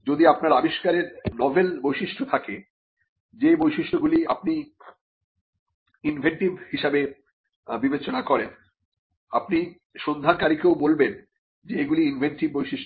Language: Bangla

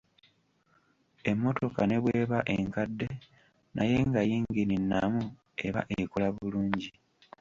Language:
Ganda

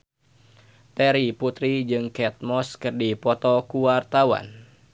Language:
Sundanese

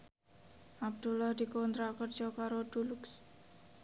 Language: Javanese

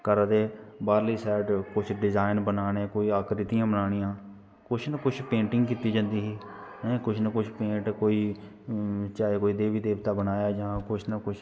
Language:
Dogri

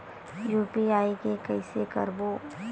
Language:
Chhattisgarhi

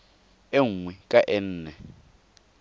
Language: Tswana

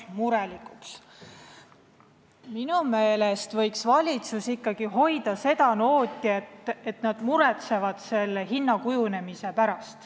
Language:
Estonian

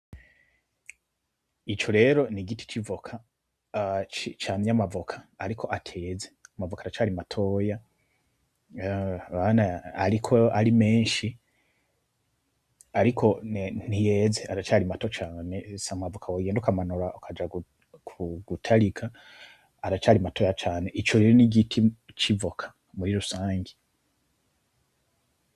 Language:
Rundi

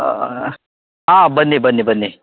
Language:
Kannada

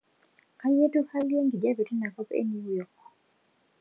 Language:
Masai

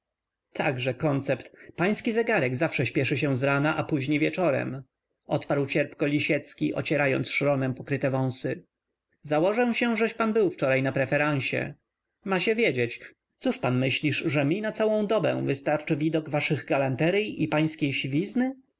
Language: Polish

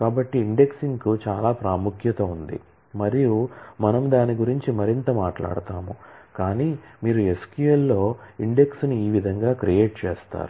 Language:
Telugu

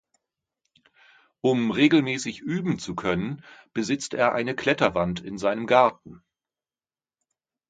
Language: German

